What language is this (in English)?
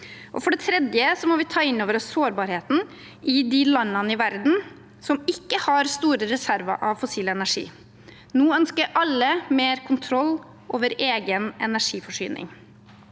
Norwegian